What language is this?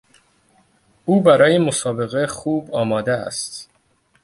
Persian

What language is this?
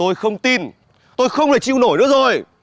Vietnamese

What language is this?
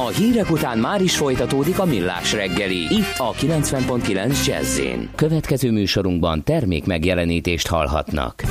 Hungarian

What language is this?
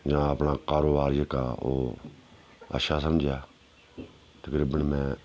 Dogri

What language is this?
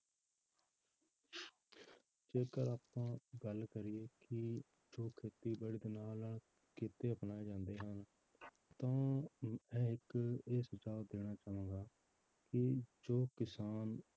Punjabi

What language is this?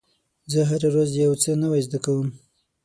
Pashto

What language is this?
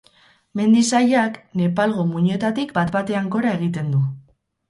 Basque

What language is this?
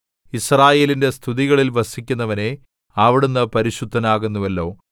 Malayalam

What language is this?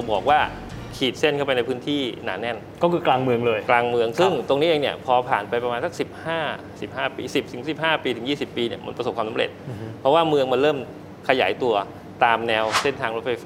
Thai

